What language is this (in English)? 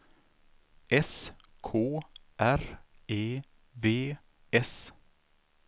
Swedish